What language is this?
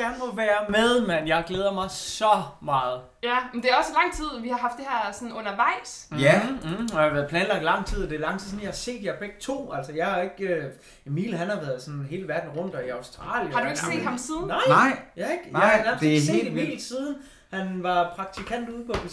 Danish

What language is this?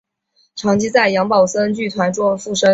Chinese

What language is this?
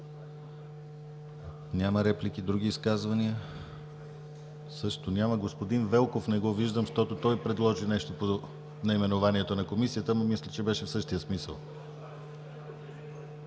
Bulgarian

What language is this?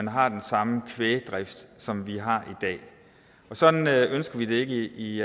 Danish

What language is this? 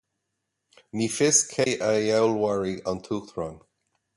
Irish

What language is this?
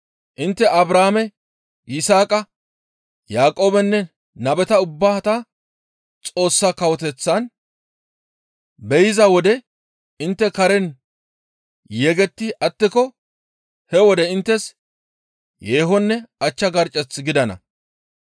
Gamo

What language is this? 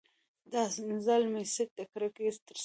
Pashto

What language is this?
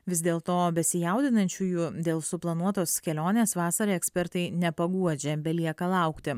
Lithuanian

